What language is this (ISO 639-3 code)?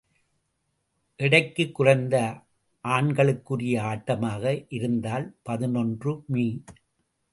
tam